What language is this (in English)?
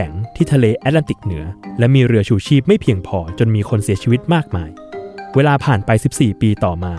Thai